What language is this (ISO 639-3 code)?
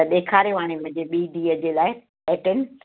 snd